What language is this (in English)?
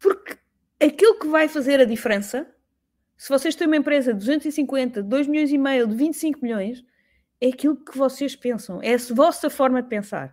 Portuguese